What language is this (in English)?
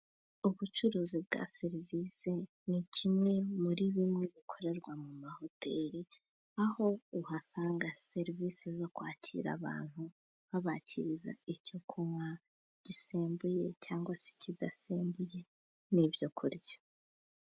Kinyarwanda